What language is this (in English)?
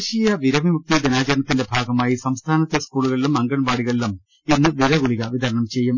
Malayalam